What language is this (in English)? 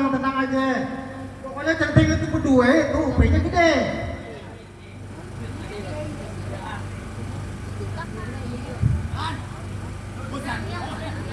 Indonesian